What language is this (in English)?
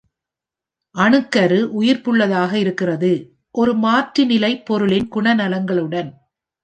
Tamil